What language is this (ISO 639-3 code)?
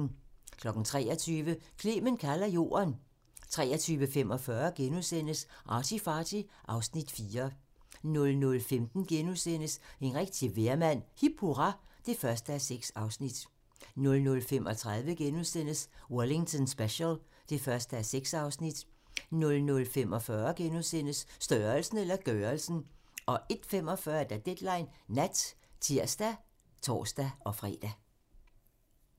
dan